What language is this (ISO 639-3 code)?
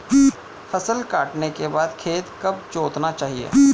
hin